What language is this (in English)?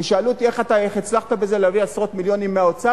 Hebrew